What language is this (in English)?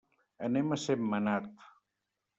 Catalan